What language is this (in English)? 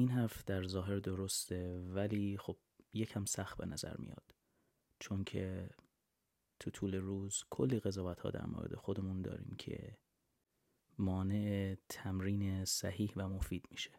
Persian